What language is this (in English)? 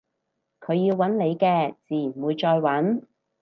Cantonese